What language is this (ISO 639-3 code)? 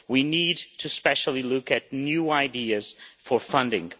eng